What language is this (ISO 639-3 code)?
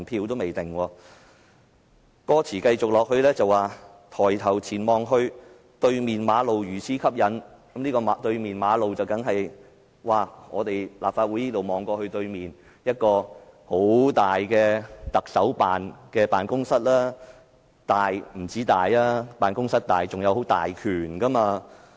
yue